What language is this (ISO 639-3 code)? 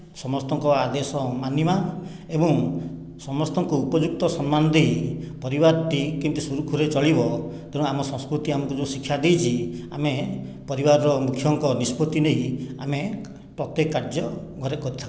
ori